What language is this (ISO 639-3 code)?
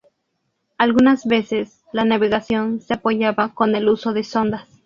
spa